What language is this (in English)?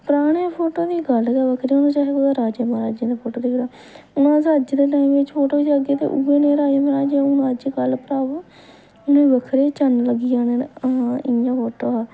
Dogri